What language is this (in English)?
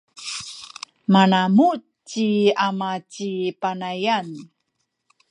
Sakizaya